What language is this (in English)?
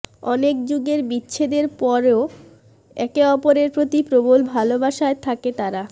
Bangla